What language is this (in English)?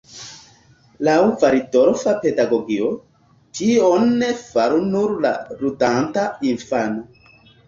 Esperanto